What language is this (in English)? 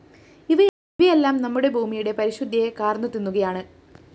Malayalam